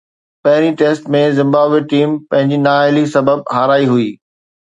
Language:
Sindhi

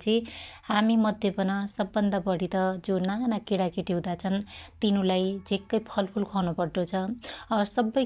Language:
Dotyali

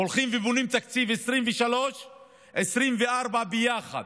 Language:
Hebrew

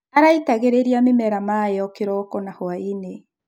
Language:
Kikuyu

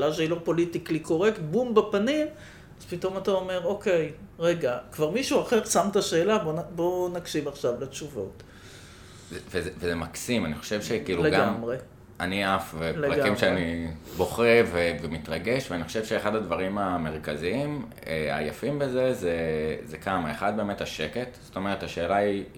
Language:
Hebrew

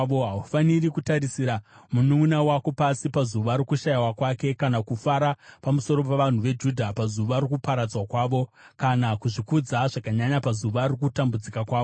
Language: Shona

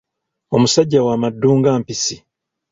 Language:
Ganda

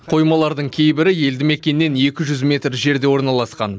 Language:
Kazakh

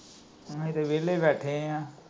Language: Punjabi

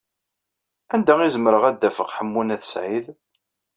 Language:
Kabyle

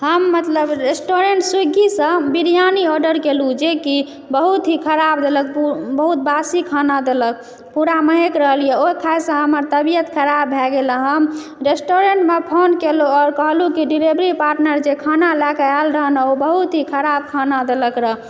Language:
Maithili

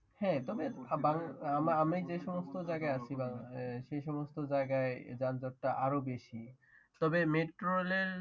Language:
Bangla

